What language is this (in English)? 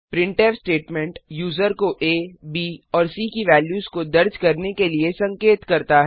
Hindi